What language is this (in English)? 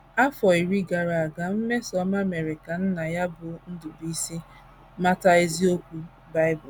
Igbo